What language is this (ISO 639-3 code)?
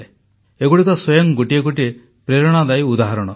ori